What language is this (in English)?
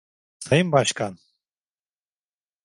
Turkish